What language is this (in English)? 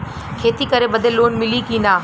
Bhojpuri